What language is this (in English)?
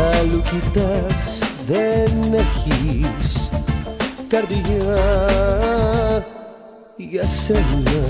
Greek